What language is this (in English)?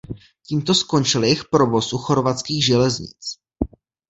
Czech